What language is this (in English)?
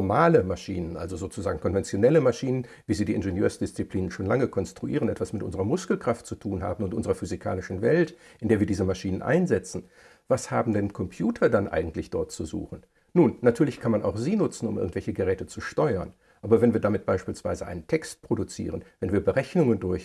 German